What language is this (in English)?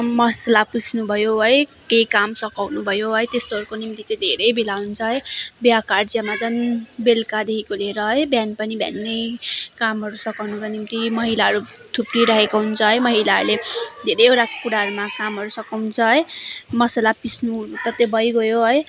Nepali